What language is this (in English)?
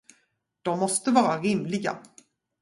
Swedish